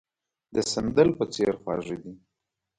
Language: Pashto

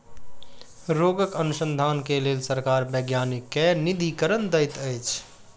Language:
Maithili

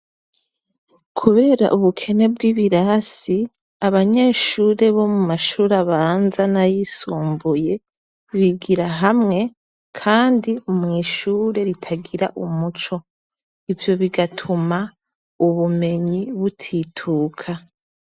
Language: Rundi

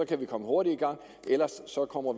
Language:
Danish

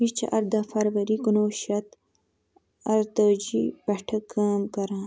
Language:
Kashmiri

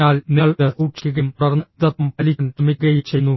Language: Malayalam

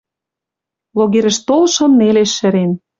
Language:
Western Mari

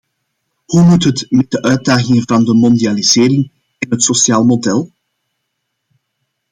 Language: Dutch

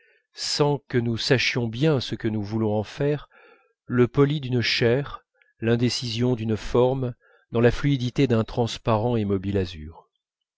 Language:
French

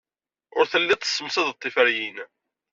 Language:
Kabyle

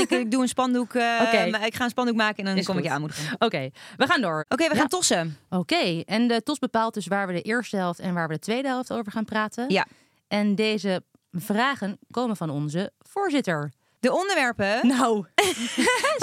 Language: Dutch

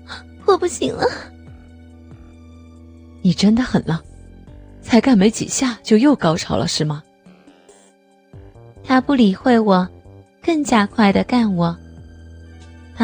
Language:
Chinese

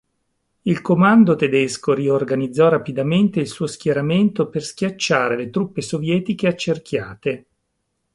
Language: Italian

